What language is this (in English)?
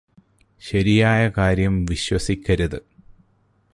Malayalam